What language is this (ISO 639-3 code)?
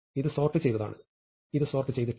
mal